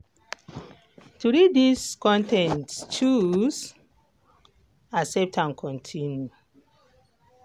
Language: Nigerian Pidgin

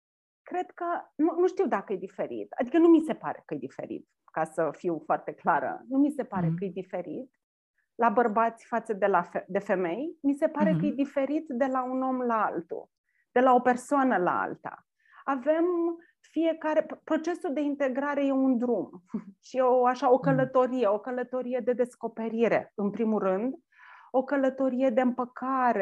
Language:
Romanian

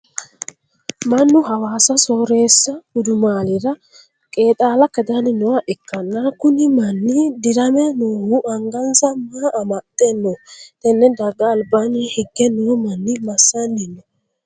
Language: Sidamo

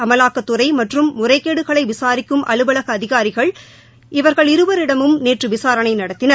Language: Tamil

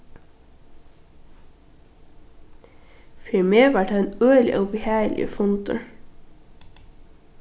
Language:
Faroese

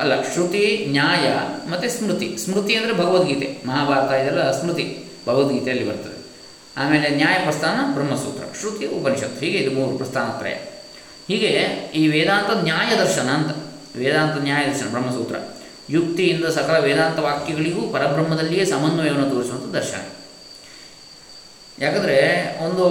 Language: Kannada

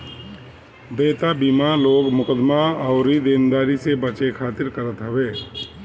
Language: Bhojpuri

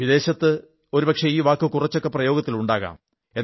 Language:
Malayalam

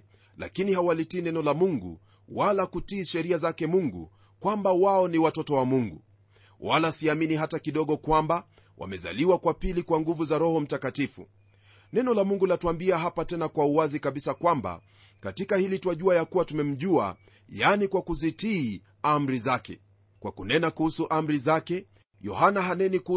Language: Swahili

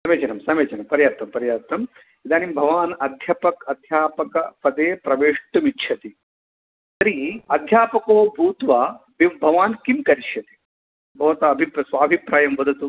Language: Sanskrit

